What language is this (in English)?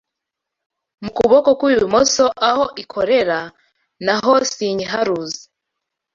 Kinyarwanda